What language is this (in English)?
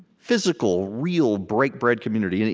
English